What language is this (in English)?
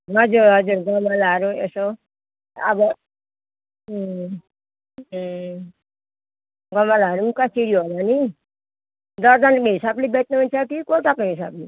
Nepali